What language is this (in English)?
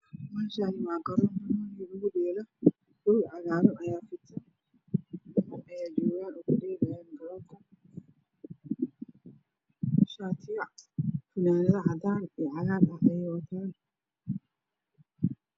Somali